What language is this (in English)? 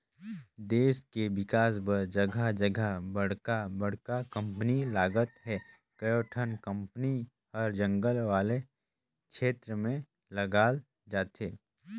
Chhattisgarhi